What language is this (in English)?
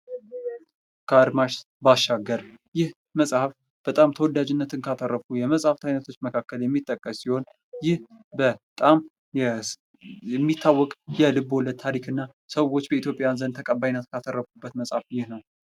Amharic